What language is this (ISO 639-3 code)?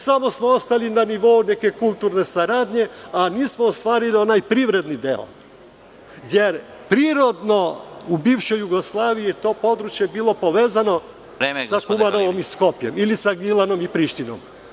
srp